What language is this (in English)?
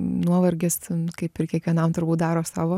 Lithuanian